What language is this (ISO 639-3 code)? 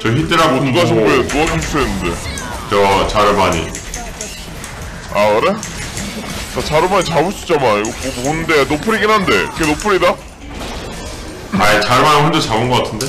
kor